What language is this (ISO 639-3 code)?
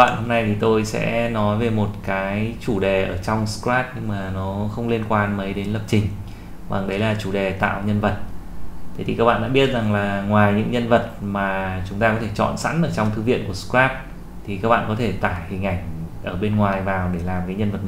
vie